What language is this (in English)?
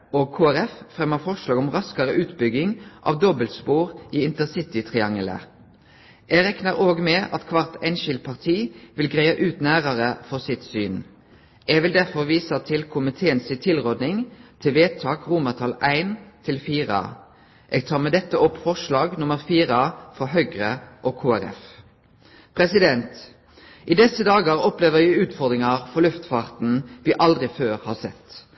Norwegian Nynorsk